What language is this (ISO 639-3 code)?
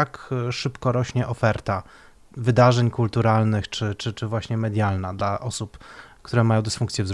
pol